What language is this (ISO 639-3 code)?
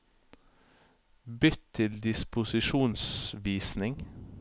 nor